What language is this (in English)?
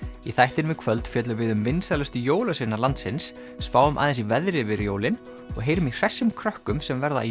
Icelandic